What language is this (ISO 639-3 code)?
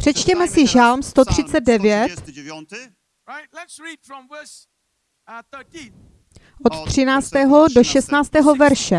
ces